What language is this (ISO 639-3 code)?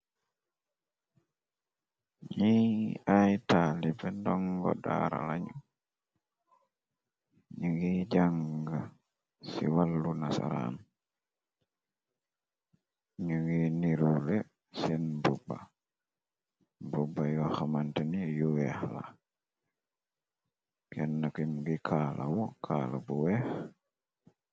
wol